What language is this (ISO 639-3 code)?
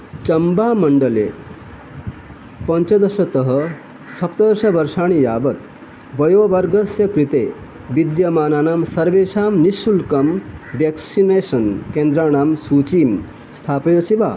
san